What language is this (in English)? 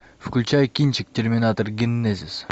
Russian